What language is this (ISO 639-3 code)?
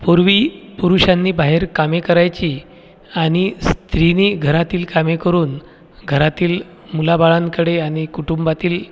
mar